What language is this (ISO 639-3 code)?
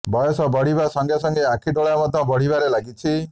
ori